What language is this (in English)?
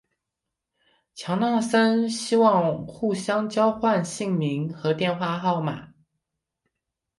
Chinese